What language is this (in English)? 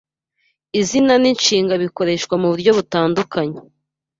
Kinyarwanda